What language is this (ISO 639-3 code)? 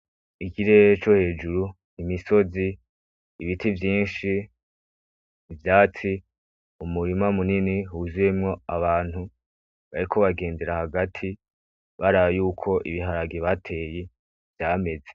run